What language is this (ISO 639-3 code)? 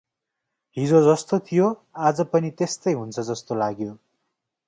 nep